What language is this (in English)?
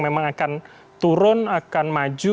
Indonesian